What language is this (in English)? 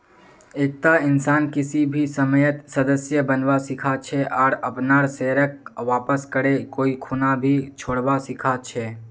Magahi